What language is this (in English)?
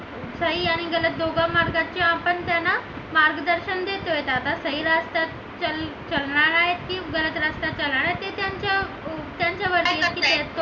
Marathi